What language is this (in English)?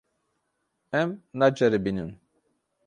Kurdish